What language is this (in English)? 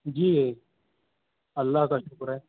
Urdu